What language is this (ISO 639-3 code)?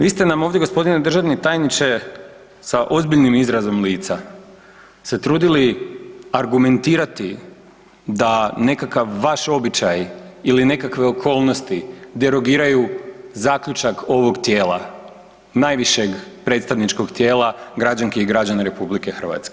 hrv